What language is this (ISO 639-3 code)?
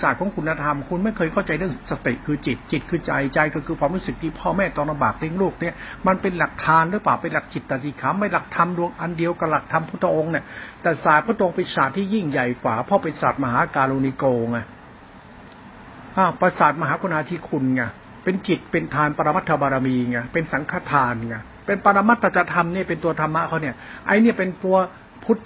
tha